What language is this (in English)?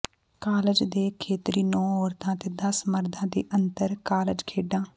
Punjabi